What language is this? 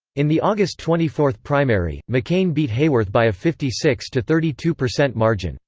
English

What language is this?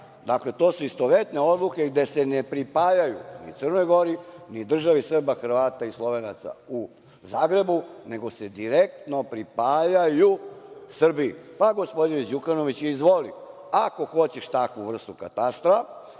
Serbian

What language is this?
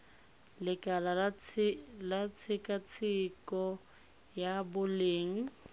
Tswana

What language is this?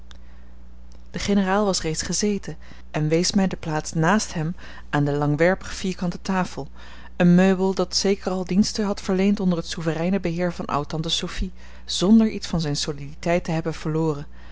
Dutch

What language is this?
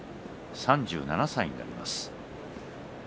Japanese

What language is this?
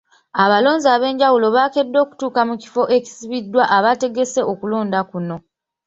Ganda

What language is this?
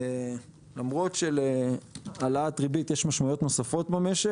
Hebrew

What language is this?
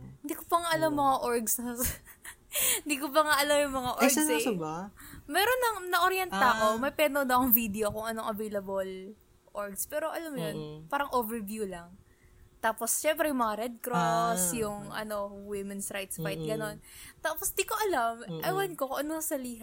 Filipino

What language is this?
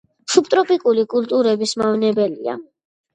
Georgian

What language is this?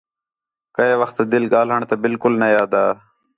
Khetrani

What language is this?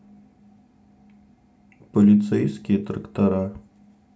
Russian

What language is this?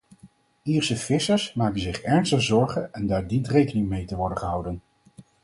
Dutch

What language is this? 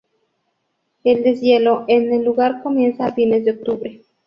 Spanish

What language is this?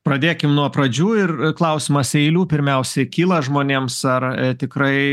Lithuanian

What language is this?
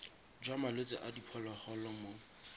Tswana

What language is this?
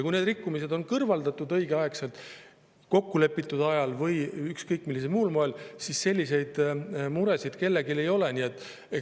Estonian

